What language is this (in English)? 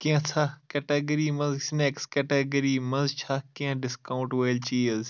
Kashmiri